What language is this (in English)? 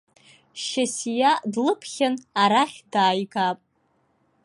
Abkhazian